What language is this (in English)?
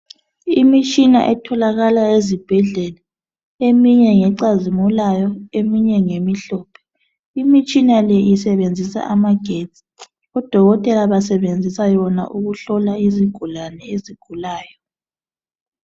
North Ndebele